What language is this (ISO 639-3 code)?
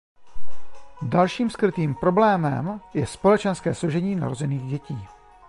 ces